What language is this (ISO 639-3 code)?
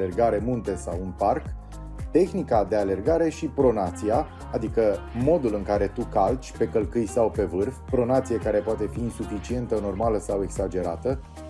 ron